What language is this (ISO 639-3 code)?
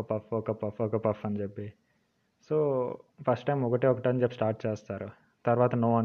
tel